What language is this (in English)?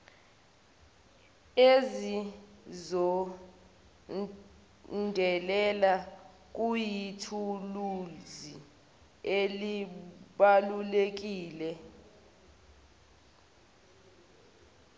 Zulu